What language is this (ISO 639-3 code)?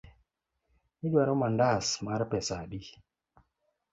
luo